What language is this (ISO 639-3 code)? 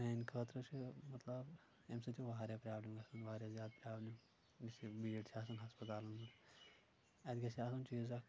kas